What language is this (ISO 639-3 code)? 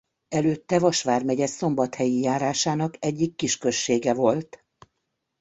hun